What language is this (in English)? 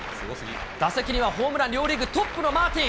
Japanese